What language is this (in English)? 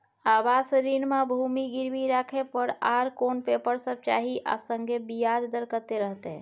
Maithili